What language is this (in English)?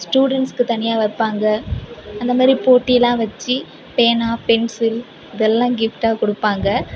Tamil